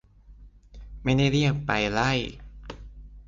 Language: Thai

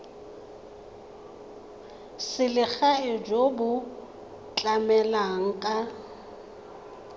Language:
Tswana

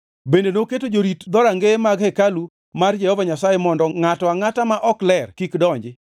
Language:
Luo (Kenya and Tanzania)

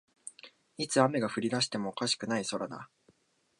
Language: Japanese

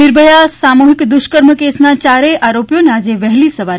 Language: Gujarati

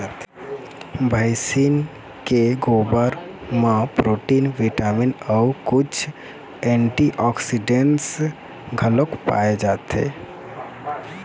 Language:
Chhattisgarhi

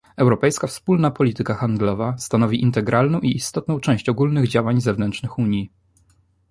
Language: Polish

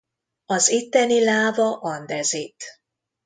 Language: Hungarian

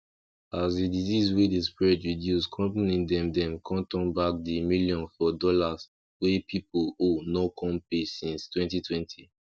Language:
Nigerian Pidgin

